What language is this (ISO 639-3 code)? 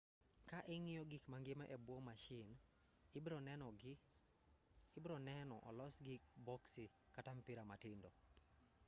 luo